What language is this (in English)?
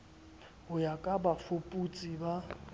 Southern Sotho